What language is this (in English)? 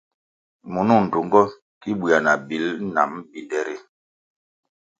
Kwasio